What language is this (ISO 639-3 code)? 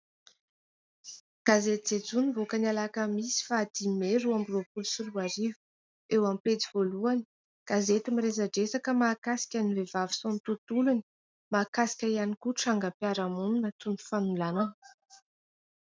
mlg